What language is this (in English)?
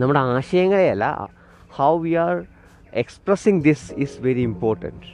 Malayalam